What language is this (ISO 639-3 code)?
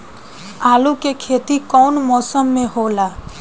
bho